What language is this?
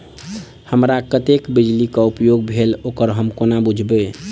Maithili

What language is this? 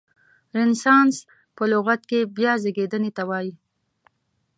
Pashto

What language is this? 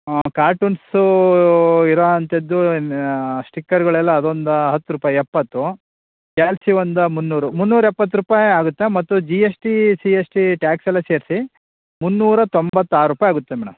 Kannada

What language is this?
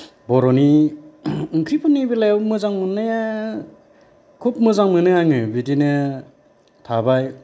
Bodo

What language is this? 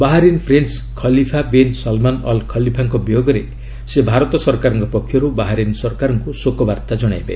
Odia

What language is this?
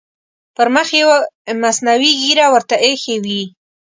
Pashto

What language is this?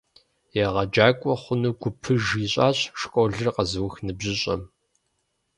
Kabardian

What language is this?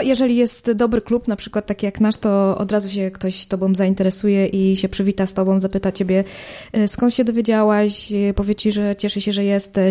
Polish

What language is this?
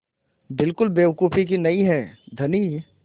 Hindi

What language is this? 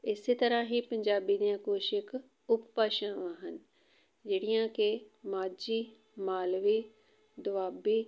Punjabi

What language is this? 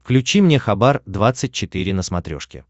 Russian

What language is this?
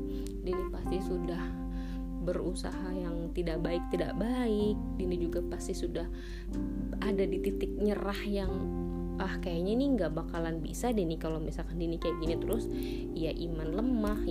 Indonesian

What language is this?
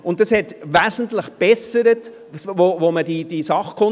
Swiss German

